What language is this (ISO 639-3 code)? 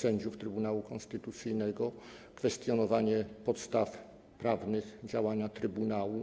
pol